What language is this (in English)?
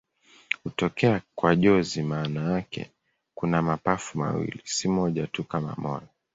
Swahili